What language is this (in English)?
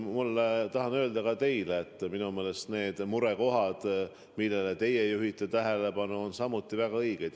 Estonian